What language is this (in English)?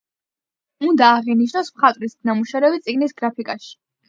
Georgian